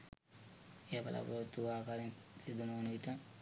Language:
Sinhala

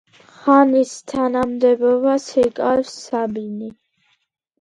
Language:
Georgian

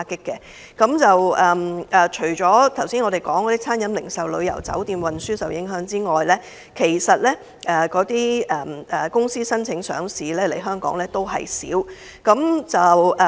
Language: Cantonese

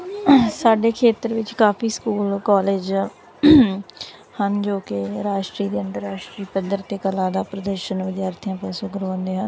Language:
Punjabi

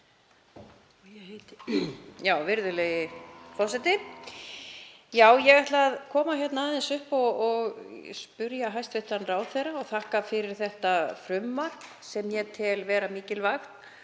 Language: Icelandic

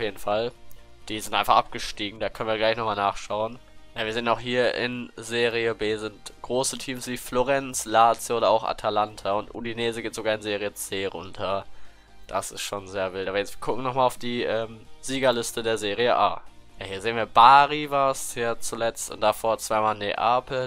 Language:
German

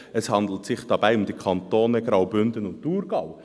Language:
Swiss German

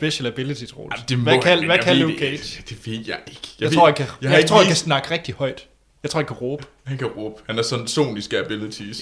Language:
Danish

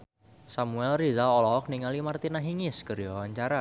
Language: Sundanese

